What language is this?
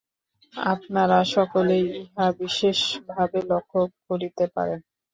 Bangla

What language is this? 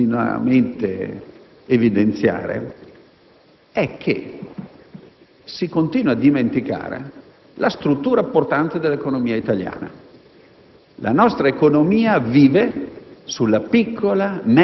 Italian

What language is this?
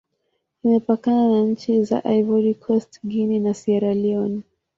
Swahili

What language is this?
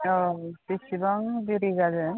Bodo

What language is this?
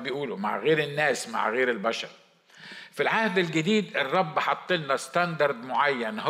Arabic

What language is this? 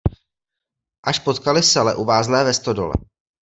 Czech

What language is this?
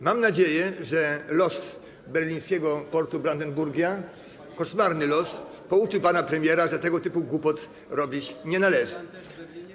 Polish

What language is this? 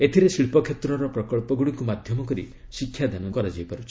Odia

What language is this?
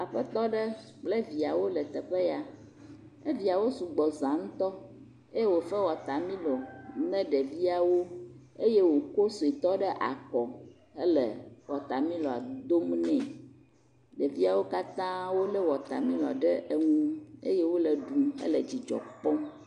Ewe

